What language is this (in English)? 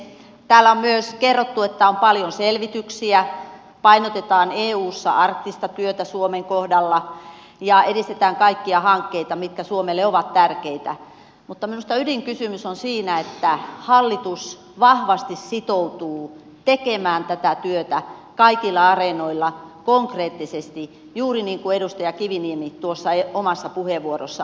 Finnish